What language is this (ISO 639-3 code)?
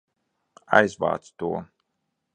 lav